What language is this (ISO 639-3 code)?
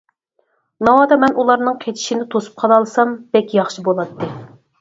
uig